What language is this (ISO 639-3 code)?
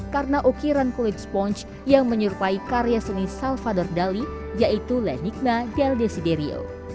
ind